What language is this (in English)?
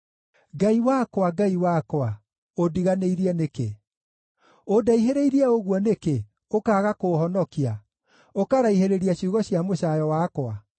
Kikuyu